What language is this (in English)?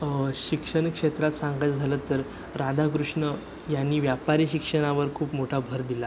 Marathi